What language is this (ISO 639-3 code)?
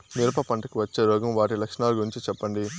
tel